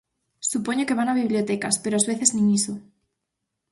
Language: Galician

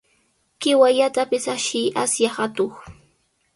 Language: Sihuas Ancash Quechua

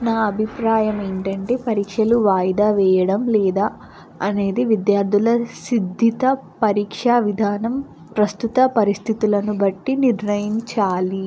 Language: Telugu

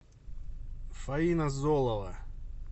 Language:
Russian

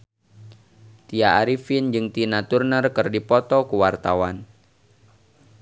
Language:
Sundanese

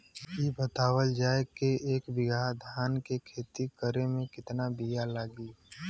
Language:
Bhojpuri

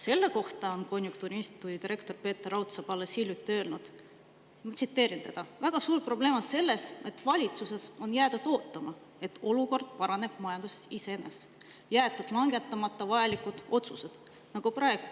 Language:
Estonian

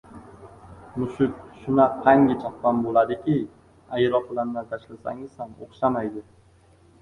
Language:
Uzbek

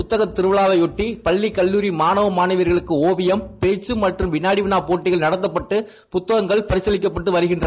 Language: Tamil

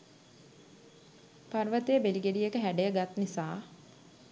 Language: Sinhala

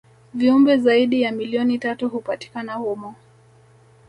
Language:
Swahili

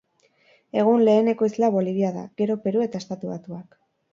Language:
Basque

